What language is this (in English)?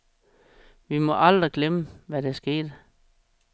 Danish